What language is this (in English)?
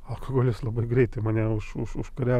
Lithuanian